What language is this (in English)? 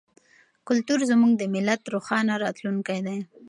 Pashto